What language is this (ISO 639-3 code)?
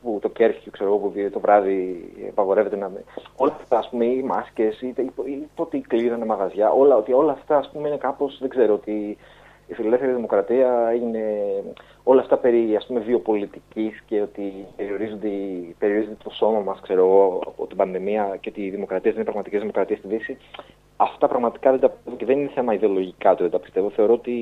ell